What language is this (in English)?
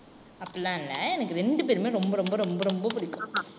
Tamil